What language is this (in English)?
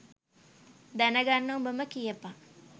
Sinhala